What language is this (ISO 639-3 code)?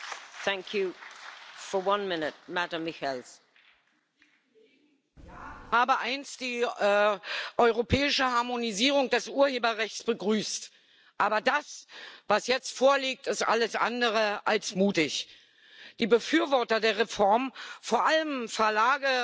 deu